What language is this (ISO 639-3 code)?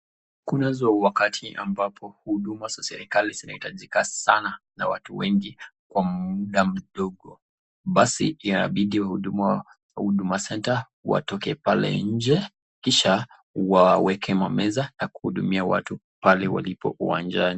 swa